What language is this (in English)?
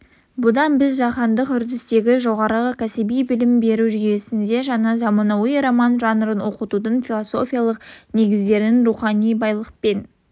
Kazakh